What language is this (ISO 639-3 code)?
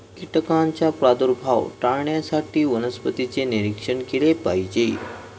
mar